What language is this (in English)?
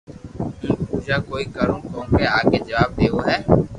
Loarki